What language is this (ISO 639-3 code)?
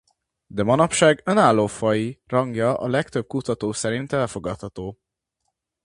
hun